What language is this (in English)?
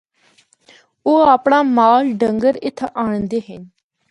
Northern Hindko